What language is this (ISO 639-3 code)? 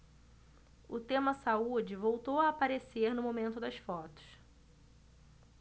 por